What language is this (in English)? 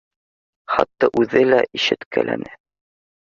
Bashkir